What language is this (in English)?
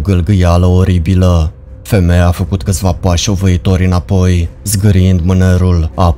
Romanian